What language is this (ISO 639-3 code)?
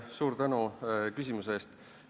est